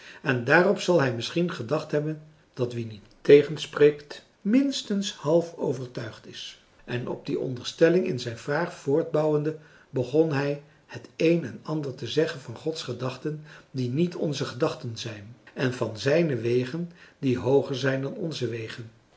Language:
Dutch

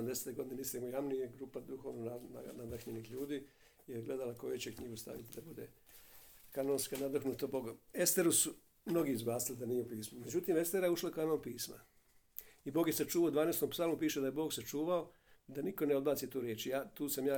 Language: Croatian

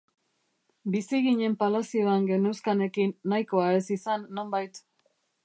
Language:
Basque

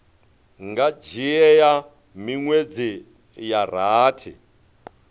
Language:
Venda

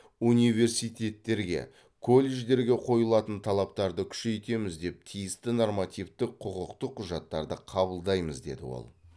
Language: Kazakh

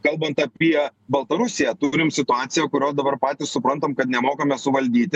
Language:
Lithuanian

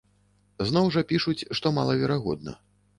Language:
Belarusian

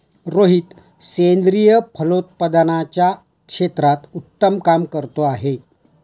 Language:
Marathi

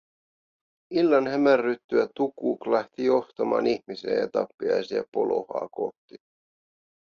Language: Finnish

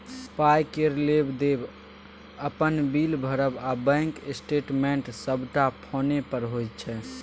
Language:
Maithili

